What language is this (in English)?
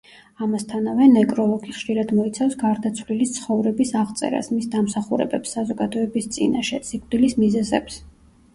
Georgian